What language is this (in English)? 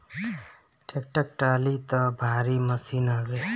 Bhojpuri